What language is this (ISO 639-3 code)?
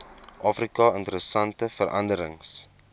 afr